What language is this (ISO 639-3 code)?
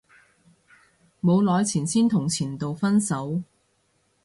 yue